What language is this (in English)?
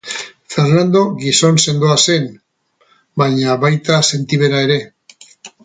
Basque